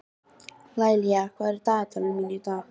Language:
Icelandic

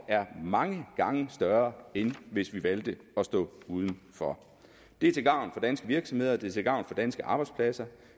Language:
Danish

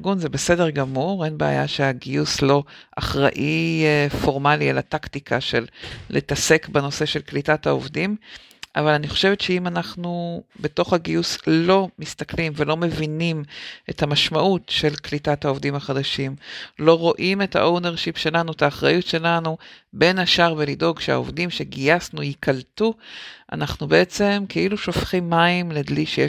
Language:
Hebrew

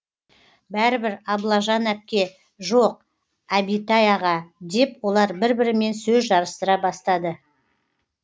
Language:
Kazakh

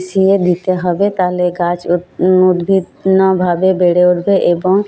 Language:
Bangla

